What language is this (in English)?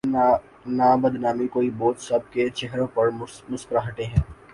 Urdu